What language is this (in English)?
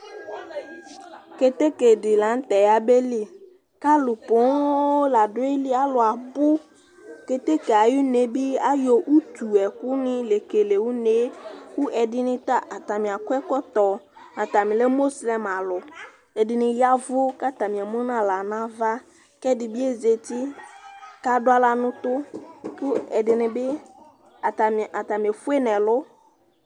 Ikposo